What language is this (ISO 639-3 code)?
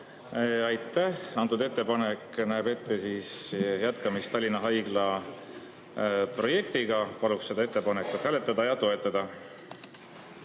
est